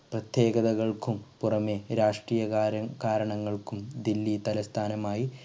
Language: Malayalam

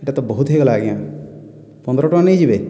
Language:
Odia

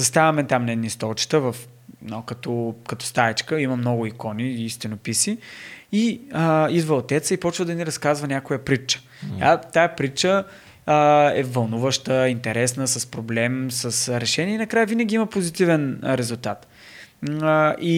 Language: Bulgarian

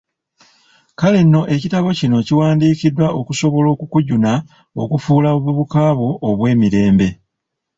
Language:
Ganda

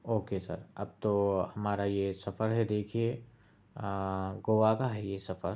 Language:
Urdu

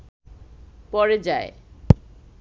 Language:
Bangla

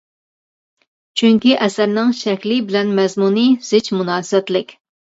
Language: Uyghur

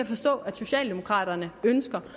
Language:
Danish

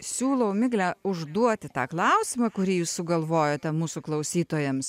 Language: Lithuanian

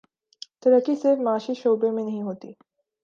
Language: Urdu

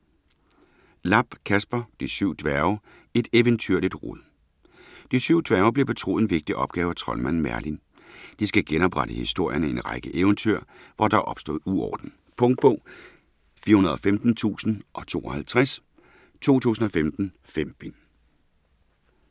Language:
Danish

